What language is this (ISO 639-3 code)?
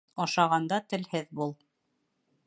bak